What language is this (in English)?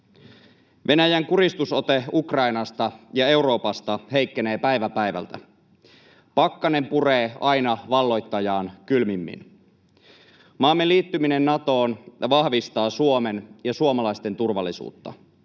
Finnish